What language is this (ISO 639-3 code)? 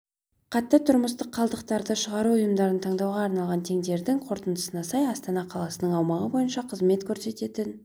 kaz